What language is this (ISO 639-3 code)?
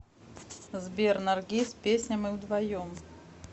rus